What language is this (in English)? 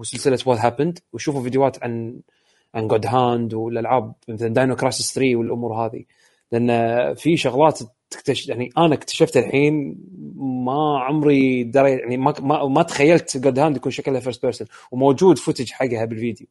Arabic